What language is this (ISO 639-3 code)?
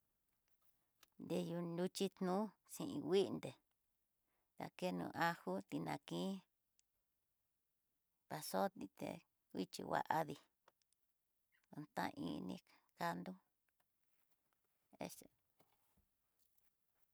mtx